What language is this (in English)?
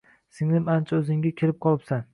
Uzbek